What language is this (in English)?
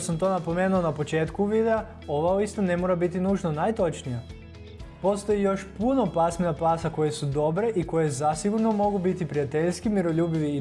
Croatian